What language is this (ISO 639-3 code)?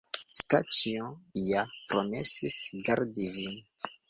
epo